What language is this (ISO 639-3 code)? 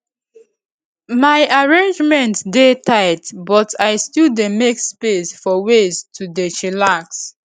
pcm